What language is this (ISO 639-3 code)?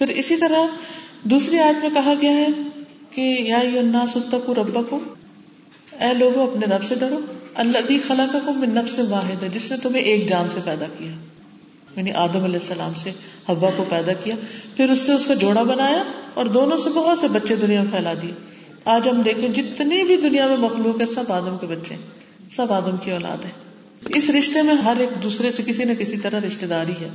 urd